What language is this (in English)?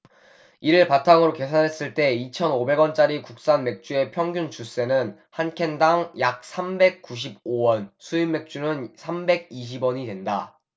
Korean